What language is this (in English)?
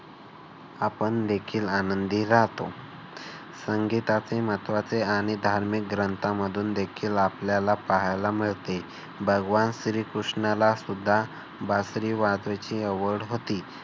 Marathi